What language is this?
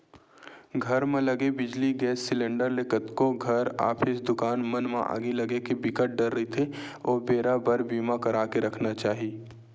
Chhattisgarhi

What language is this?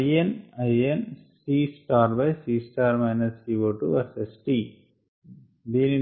Telugu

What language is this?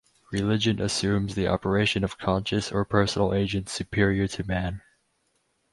English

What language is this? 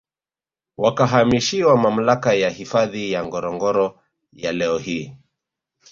Swahili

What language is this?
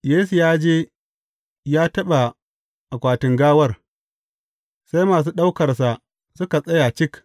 Hausa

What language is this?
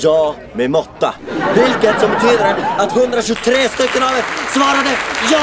Swedish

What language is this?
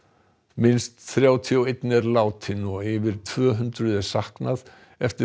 Icelandic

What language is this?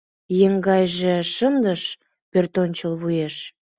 Mari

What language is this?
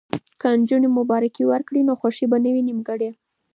Pashto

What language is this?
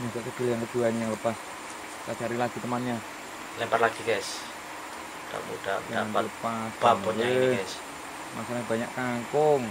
Indonesian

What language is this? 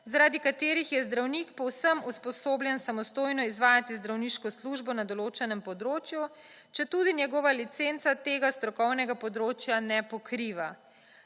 Slovenian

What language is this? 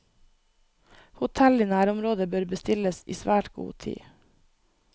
Norwegian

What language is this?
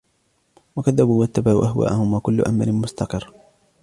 Arabic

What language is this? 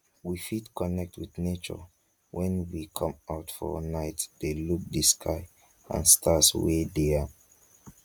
Nigerian Pidgin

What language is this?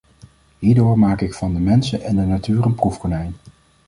Dutch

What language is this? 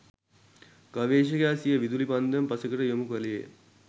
Sinhala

